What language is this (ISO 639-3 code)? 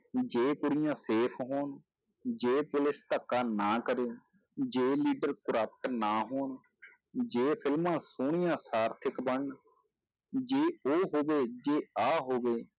pan